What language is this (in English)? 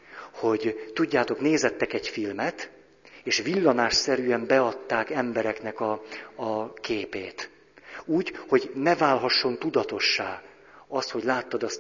Hungarian